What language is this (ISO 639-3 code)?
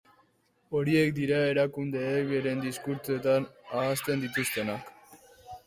eus